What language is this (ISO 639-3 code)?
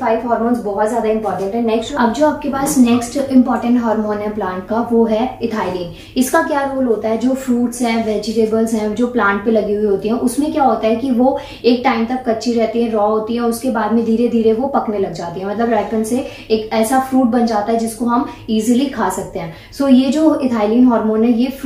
hin